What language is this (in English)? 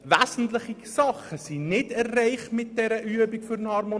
Swiss German